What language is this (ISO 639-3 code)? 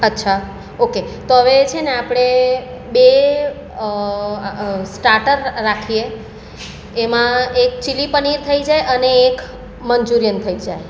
guj